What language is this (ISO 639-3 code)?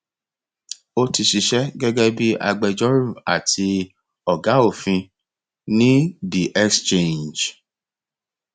yor